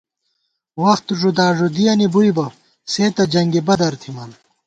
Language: Gawar-Bati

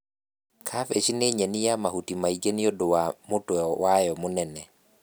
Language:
Kikuyu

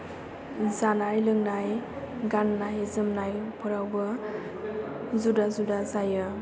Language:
Bodo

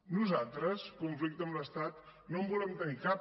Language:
Catalan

